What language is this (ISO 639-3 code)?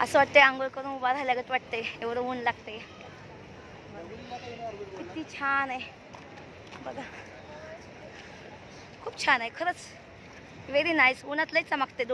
ron